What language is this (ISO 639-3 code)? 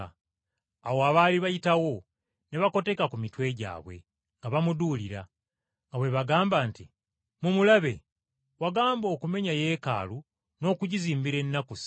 lug